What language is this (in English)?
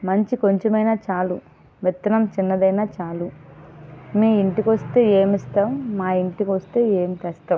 Telugu